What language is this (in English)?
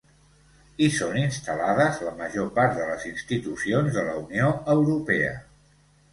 Catalan